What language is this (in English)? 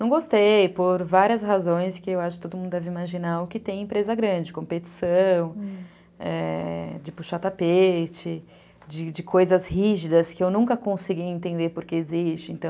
Portuguese